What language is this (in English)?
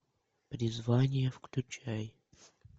Russian